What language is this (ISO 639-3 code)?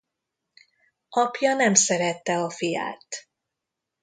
hun